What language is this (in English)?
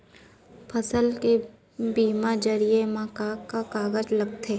Chhattisgarhi